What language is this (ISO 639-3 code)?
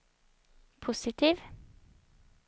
swe